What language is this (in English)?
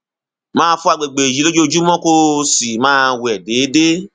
Yoruba